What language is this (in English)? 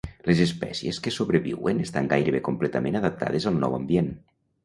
Catalan